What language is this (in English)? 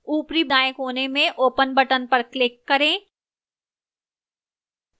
Hindi